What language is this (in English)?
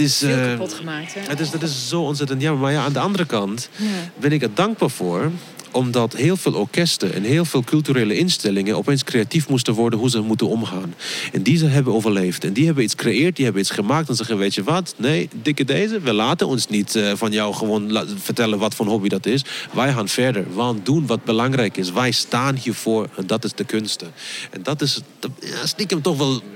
Dutch